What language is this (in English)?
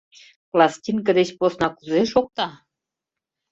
Mari